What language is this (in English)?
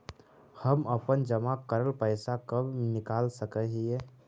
Magahi